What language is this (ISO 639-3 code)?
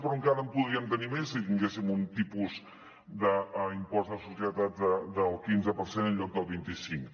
cat